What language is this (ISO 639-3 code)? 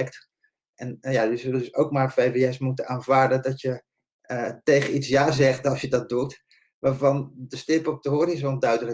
nld